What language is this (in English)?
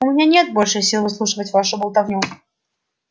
Russian